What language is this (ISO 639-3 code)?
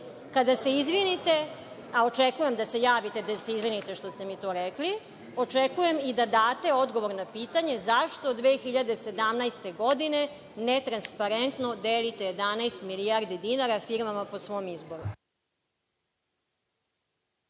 srp